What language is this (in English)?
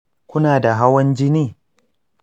Hausa